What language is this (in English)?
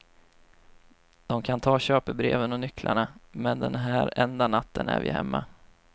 Swedish